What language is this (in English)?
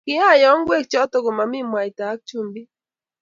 Kalenjin